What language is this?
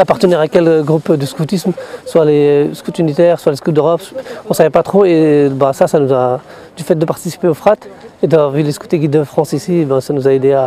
French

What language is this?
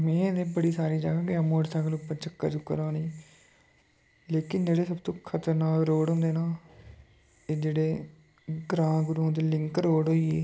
Dogri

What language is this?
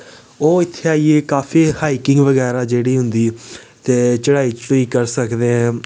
Dogri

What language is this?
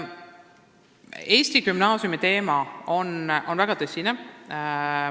Estonian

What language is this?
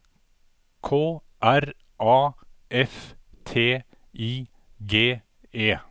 Norwegian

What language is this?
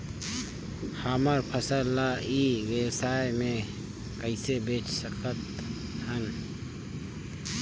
Chhattisgarhi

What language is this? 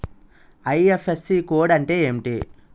Telugu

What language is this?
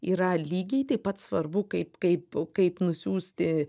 Lithuanian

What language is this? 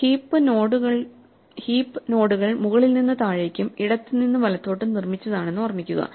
Malayalam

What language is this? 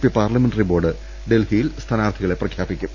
Malayalam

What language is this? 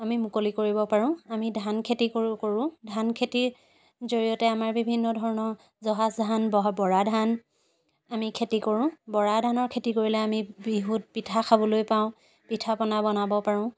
Assamese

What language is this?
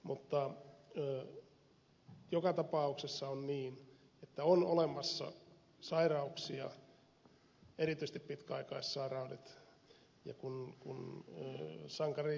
Finnish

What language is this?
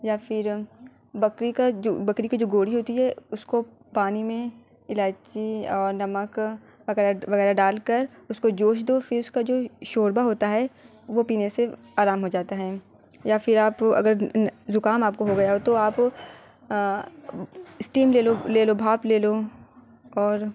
Urdu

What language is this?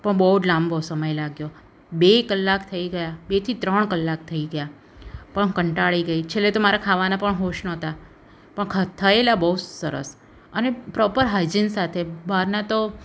Gujarati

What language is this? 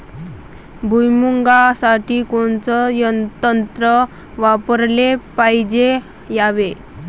Marathi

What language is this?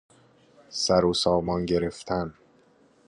Persian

